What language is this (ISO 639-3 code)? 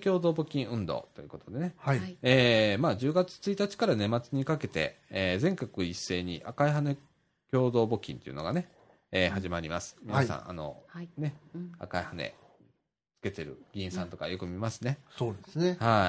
jpn